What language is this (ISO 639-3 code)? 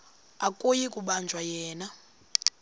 xho